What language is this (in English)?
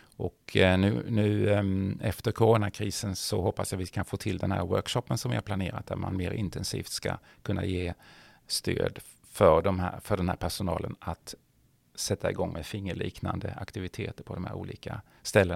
Swedish